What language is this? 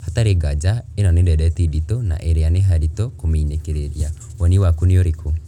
Kikuyu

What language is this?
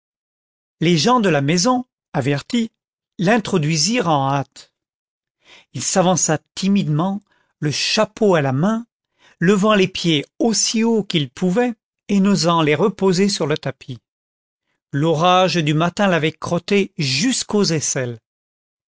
French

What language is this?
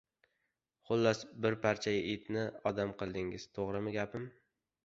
Uzbek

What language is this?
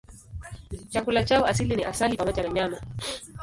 Swahili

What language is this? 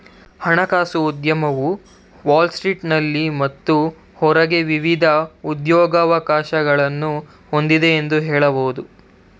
Kannada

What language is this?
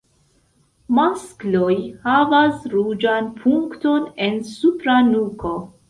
Esperanto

